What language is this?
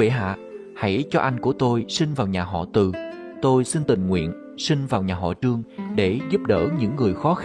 Vietnamese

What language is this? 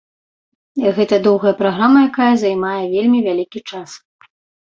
Belarusian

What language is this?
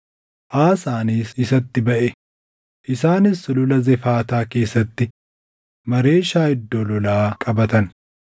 Oromo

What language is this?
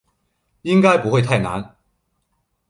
Chinese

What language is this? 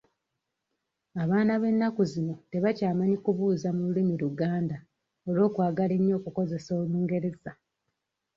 Ganda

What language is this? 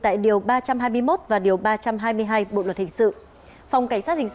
Vietnamese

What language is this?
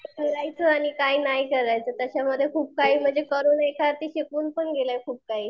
Marathi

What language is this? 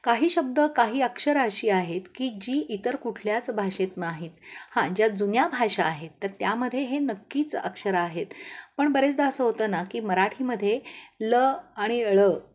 Marathi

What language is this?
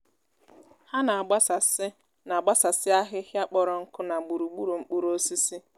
Igbo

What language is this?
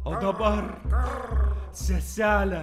Lithuanian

